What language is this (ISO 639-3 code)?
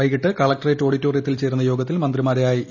mal